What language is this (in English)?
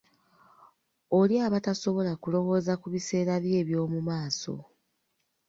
Ganda